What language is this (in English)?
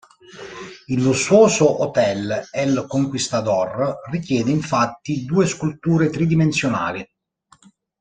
Italian